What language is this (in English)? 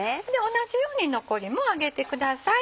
Japanese